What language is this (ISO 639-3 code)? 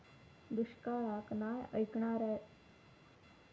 mar